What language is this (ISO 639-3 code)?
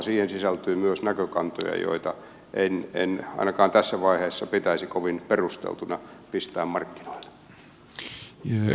fin